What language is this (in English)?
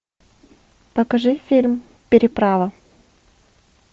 Russian